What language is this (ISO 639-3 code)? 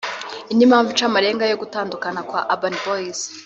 kin